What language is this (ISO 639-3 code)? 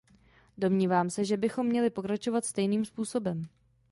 ces